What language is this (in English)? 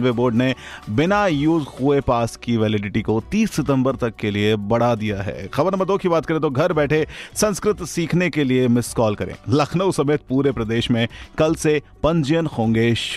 Hindi